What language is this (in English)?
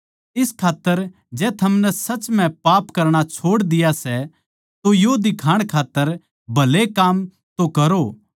Haryanvi